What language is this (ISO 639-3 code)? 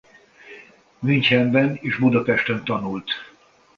hun